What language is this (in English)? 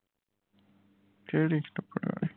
Punjabi